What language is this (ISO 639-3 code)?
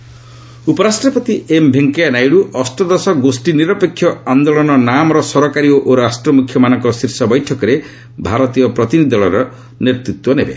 ori